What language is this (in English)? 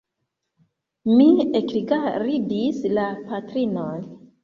Esperanto